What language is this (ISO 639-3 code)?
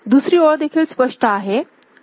mar